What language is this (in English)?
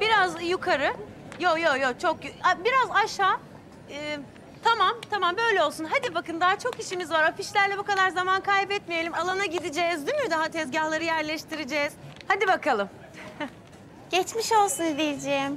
Turkish